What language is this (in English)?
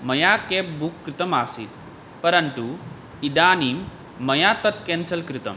Sanskrit